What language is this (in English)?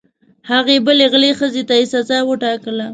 Pashto